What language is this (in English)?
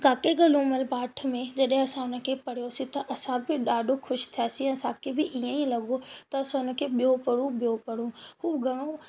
Sindhi